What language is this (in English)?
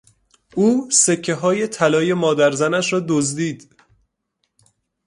Persian